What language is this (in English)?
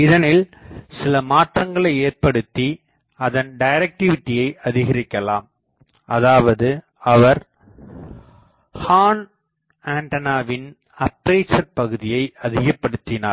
Tamil